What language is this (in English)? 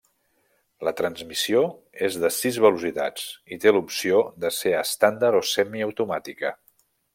Catalan